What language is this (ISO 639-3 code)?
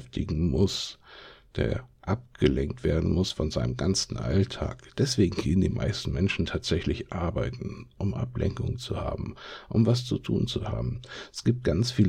deu